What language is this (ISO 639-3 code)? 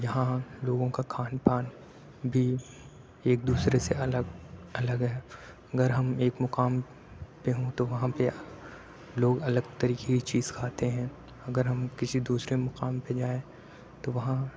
urd